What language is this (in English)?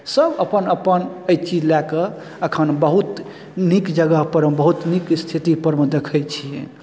Maithili